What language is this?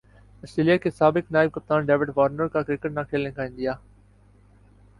Urdu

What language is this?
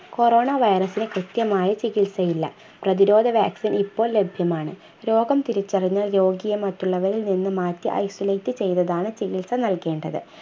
Malayalam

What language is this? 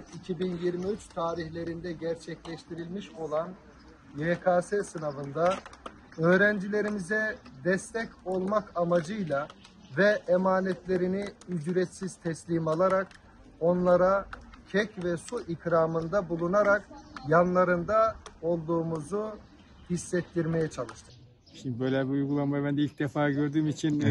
Turkish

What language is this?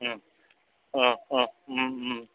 Assamese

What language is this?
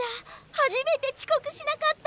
Japanese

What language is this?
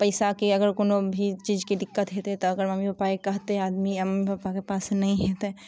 Maithili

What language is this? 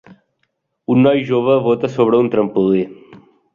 Catalan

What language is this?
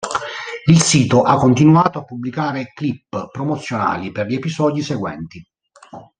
Italian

